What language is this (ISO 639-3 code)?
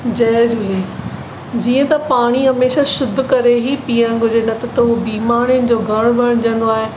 snd